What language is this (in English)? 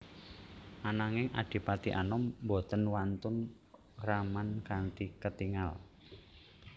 Javanese